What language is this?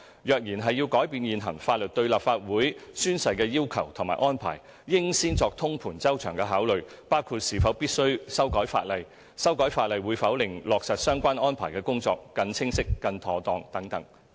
Cantonese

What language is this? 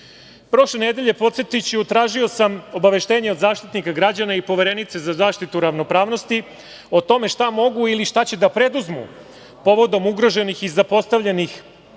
Serbian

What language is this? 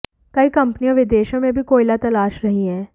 Hindi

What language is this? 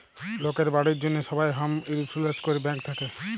Bangla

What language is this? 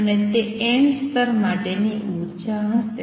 Gujarati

